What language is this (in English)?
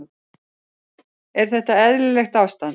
Icelandic